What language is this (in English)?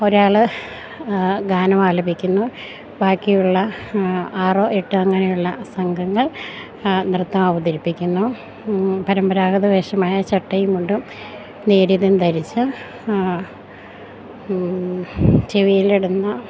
Malayalam